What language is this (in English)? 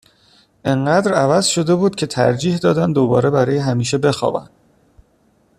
Persian